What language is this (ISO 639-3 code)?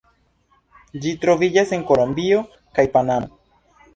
epo